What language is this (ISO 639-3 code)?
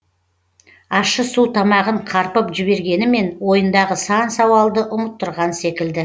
kaz